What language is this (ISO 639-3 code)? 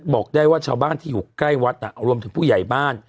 tha